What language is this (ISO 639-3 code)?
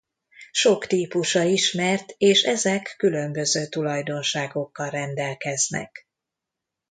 hun